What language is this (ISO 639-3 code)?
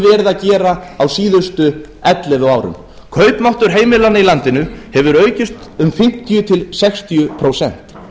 isl